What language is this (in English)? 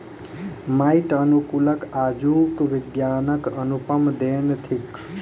Maithili